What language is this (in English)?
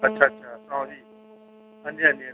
Dogri